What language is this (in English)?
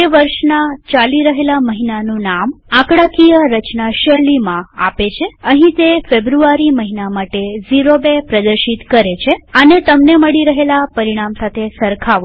Gujarati